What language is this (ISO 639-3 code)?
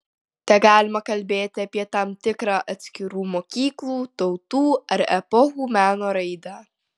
lit